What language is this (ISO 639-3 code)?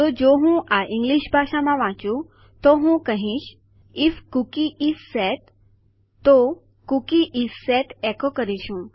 guj